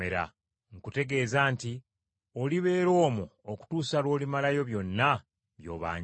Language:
Ganda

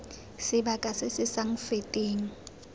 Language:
Tswana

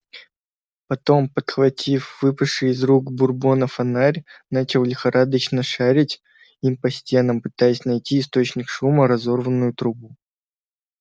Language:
Russian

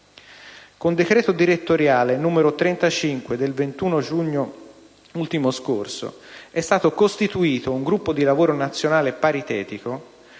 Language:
Italian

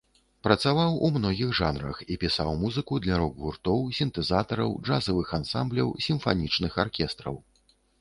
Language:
Belarusian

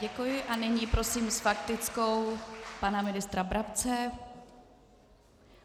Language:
Czech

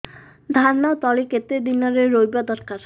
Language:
Odia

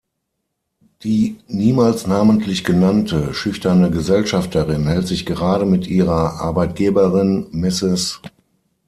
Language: German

